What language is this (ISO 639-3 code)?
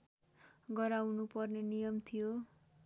nep